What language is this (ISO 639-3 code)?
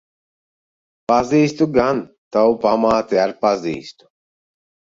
lav